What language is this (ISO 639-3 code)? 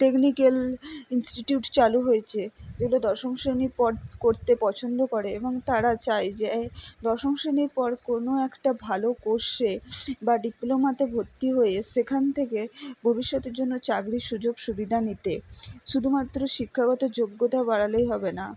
ben